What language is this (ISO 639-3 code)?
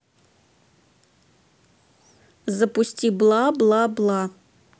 rus